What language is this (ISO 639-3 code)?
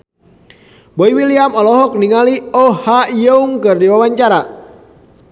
sun